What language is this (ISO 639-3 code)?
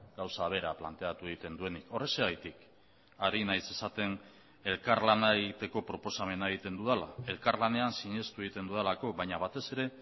eus